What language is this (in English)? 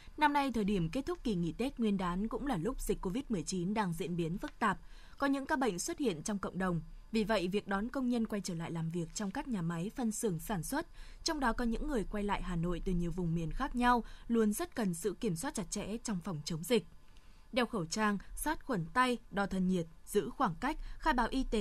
Vietnamese